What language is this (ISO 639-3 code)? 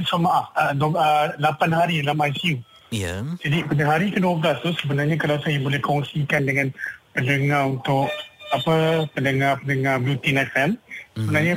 msa